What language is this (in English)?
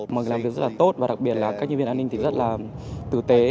Vietnamese